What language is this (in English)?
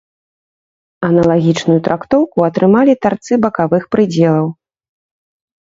Belarusian